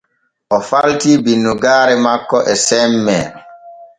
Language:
Borgu Fulfulde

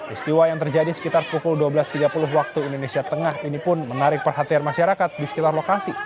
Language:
Indonesian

